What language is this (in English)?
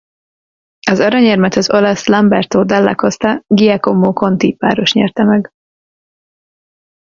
Hungarian